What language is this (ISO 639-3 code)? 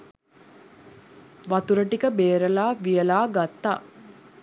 sin